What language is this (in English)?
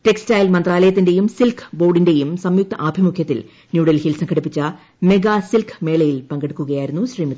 Malayalam